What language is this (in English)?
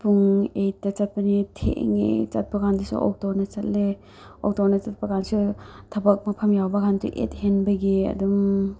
Manipuri